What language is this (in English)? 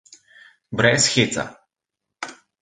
Slovenian